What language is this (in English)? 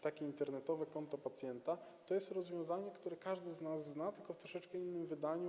Polish